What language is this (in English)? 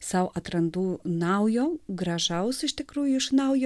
Lithuanian